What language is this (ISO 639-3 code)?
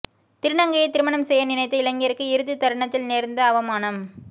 tam